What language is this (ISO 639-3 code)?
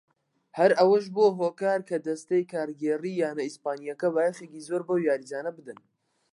ckb